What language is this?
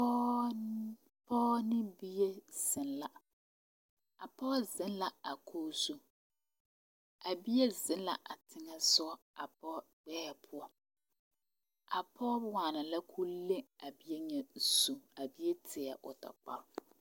Southern Dagaare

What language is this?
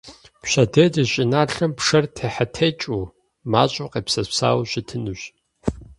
Kabardian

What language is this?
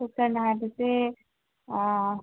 Manipuri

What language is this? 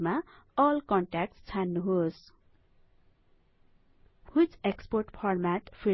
Nepali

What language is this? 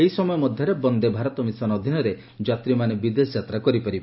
Odia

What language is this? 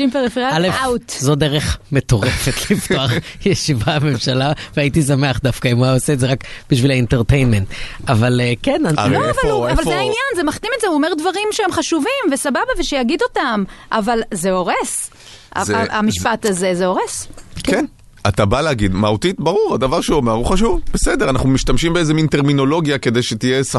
Hebrew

